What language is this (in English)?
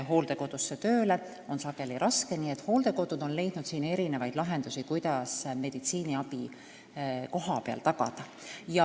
Estonian